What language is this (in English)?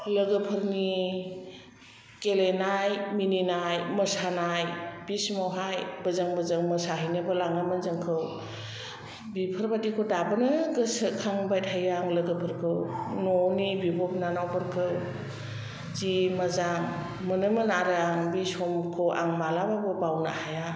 Bodo